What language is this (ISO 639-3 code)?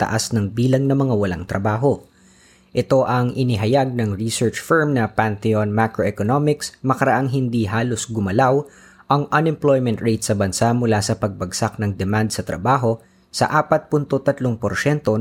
fil